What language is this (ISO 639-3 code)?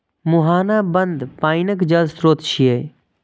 mai